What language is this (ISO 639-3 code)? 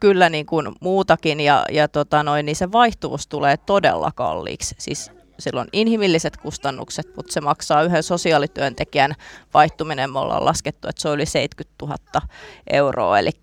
fin